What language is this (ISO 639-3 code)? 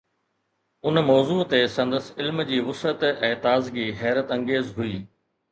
snd